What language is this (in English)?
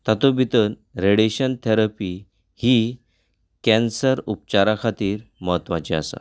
Konkani